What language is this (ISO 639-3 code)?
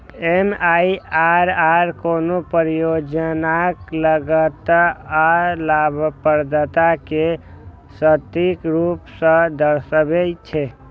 mai